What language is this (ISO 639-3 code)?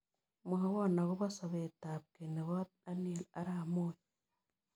kln